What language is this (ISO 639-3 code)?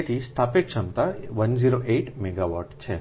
guj